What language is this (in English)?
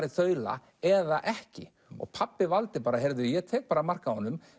Icelandic